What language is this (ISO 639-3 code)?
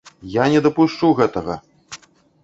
bel